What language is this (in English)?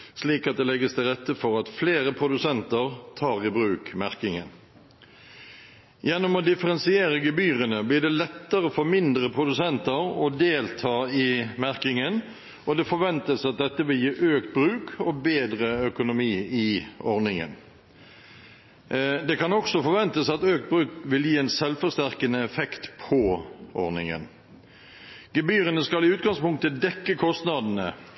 Norwegian Bokmål